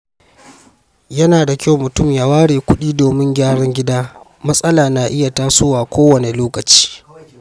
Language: Hausa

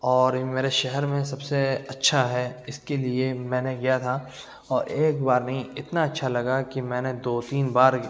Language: Urdu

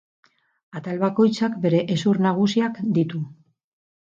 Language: Basque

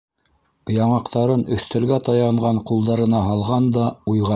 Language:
Bashkir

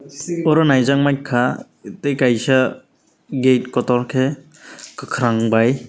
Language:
Kok Borok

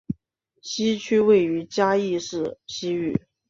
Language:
Chinese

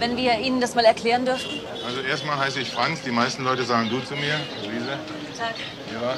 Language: German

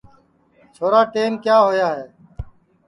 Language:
Sansi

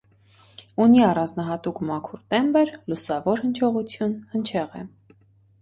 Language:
Armenian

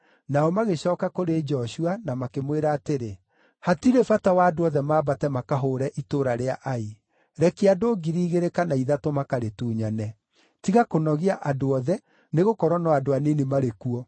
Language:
Kikuyu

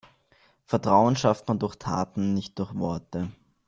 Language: German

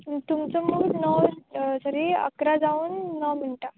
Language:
Konkani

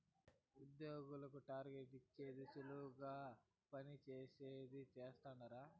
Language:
Telugu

